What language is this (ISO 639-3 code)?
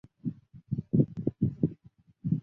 zho